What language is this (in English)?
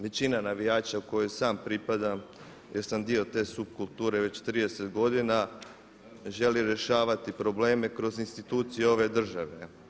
Croatian